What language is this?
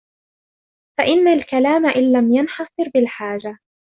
Arabic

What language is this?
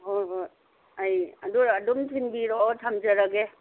Manipuri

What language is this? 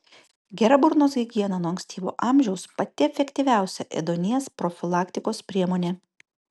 Lithuanian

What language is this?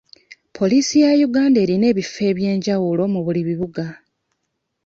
Ganda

